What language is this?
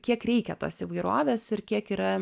Lithuanian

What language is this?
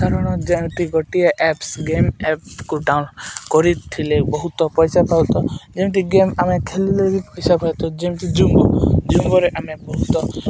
Odia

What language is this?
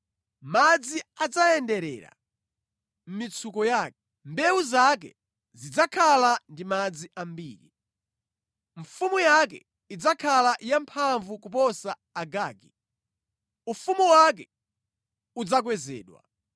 Nyanja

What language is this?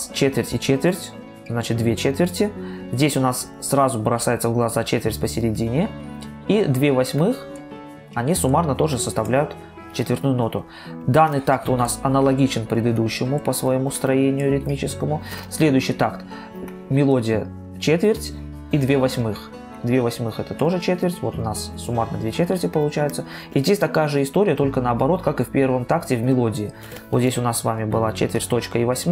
Russian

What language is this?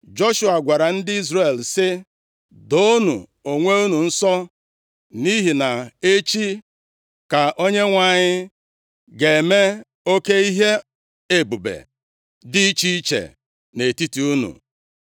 Igbo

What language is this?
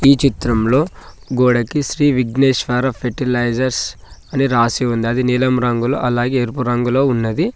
Telugu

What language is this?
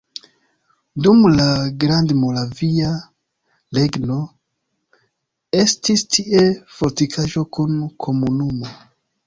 Esperanto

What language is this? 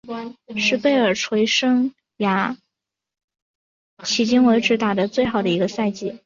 Chinese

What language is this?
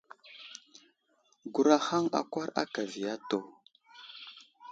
Wuzlam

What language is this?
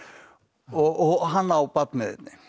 Icelandic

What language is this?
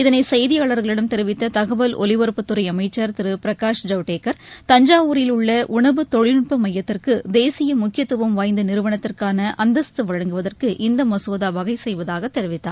Tamil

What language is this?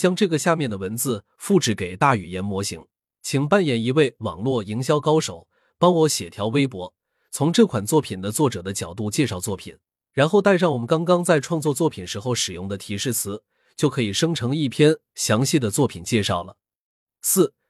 Chinese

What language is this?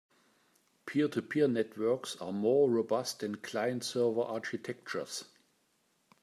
English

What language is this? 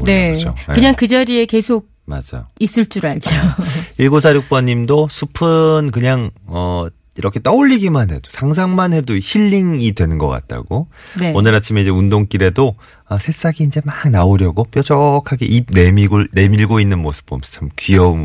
Korean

